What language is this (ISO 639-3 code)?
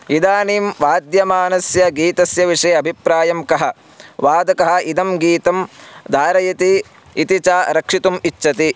san